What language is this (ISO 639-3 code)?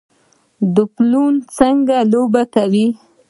pus